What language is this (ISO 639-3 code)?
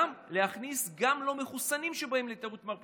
heb